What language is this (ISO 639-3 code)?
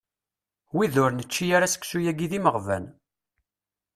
kab